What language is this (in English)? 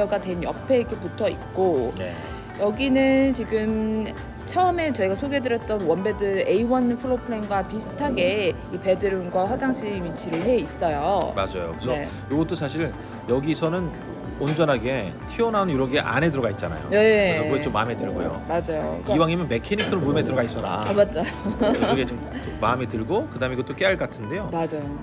Korean